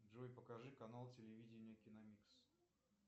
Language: Russian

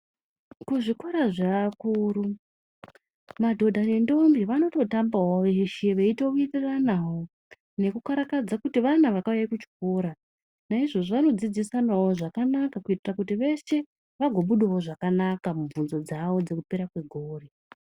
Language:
Ndau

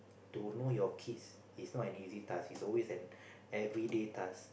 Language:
English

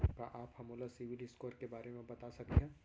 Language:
Chhattisgarhi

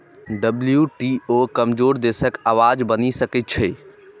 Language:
Maithili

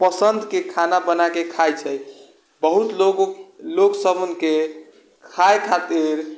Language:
Maithili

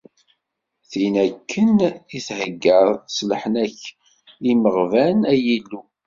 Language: Kabyle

